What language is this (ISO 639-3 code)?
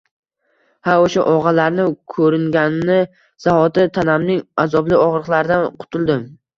uzb